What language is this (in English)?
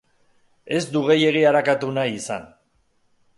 Basque